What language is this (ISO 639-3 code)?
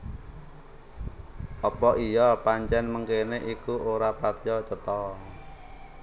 jav